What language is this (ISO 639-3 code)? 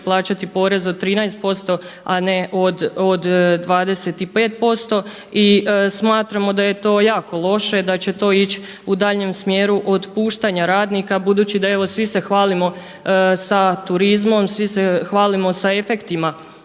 hrv